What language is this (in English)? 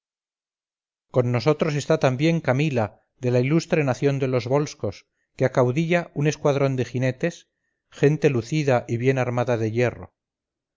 Spanish